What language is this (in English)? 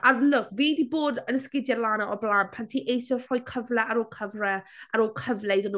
Welsh